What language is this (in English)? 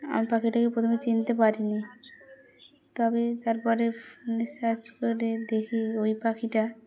Bangla